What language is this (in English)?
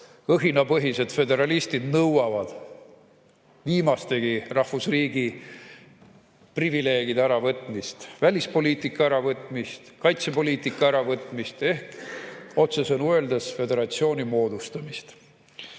Estonian